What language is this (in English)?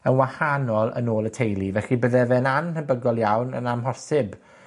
Welsh